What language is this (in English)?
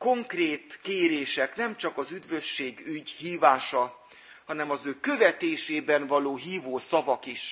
Hungarian